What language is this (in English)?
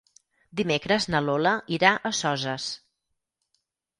Catalan